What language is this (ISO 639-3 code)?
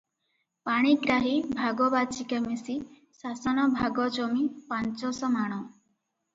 ori